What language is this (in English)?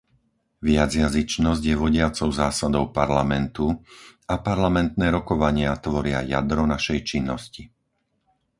Slovak